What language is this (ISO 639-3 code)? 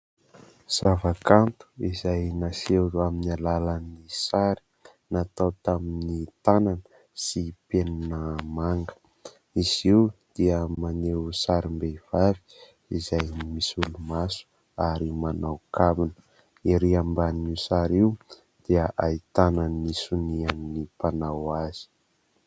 mlg